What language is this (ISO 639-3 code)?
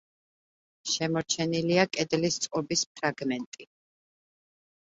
kat